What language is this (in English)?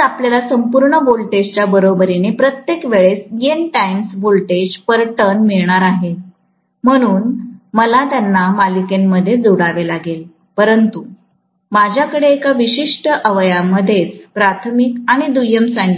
Marathi